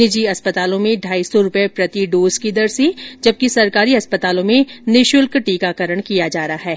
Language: Hindi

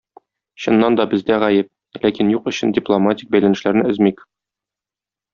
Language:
Tatar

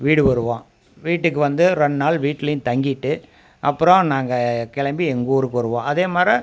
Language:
Tamil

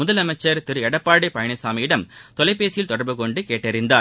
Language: Tamil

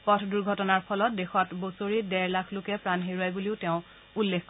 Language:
Assamese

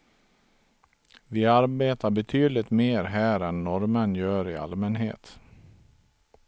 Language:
Swedish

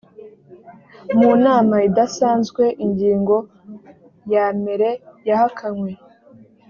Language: Kinyarwanda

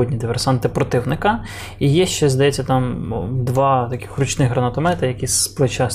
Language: Ukrainian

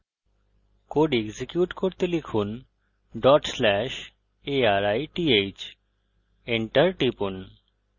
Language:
Bangla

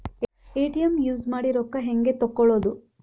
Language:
Kannada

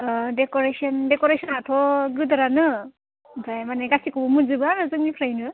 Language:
Bodo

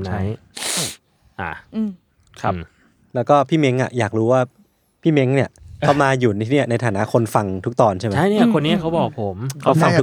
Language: Thai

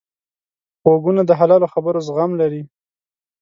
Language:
Pashto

